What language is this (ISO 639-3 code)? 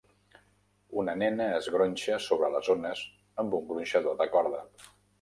cat